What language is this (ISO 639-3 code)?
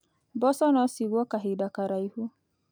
kik